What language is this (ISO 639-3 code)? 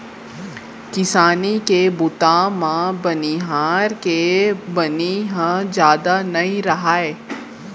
hne